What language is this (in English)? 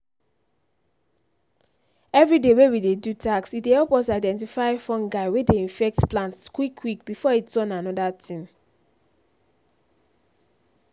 Nigerian Pidgin